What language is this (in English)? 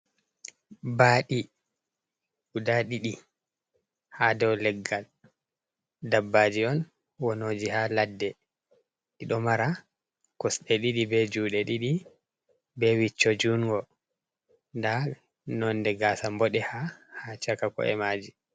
Fula